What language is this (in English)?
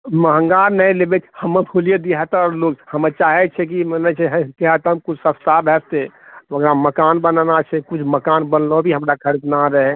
Maithili